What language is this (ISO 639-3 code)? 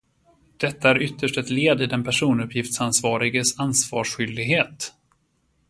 swe